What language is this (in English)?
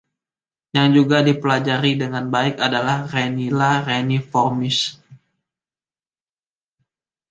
Indonesian